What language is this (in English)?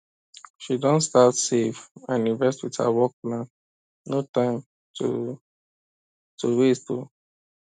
Nigerian Pidgin